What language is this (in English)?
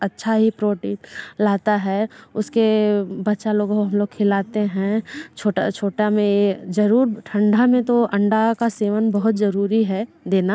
Hindi